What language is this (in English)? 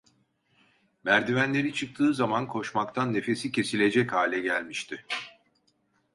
Turkish